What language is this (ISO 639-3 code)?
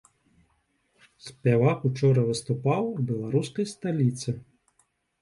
bel